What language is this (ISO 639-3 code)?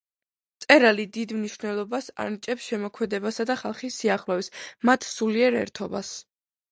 kat